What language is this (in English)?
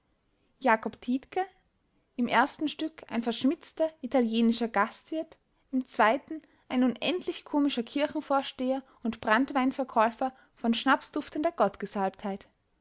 German